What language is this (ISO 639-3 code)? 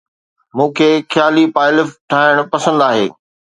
snd